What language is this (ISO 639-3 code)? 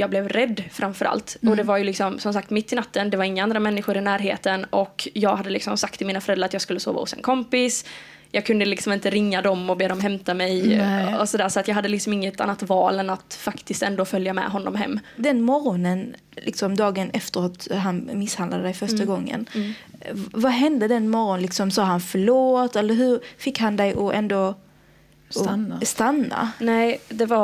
swe